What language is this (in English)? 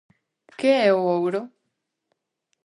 Galician